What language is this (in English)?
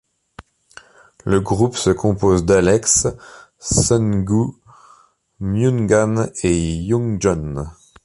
French